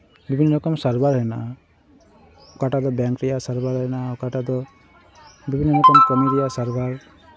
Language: Santali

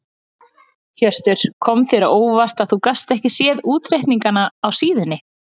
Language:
Icelandic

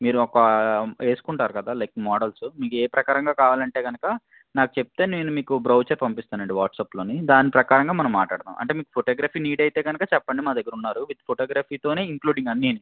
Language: Telugu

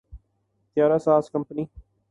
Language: Urdu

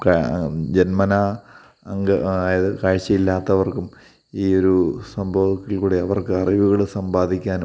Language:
Malayalam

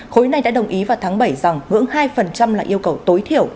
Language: Vietnamese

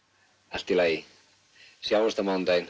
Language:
Icelandic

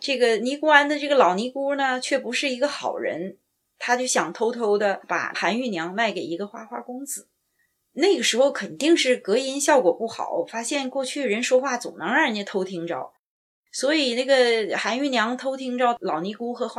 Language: Chinese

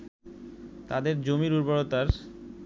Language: Bangla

